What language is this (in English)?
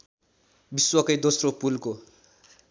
Nepali